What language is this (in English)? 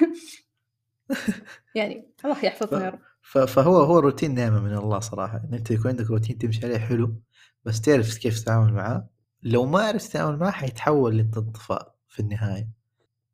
Arabic